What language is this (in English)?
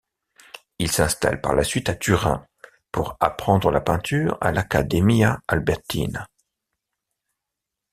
French